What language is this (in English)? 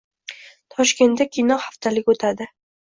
Uzbek